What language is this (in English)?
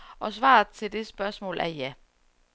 Danish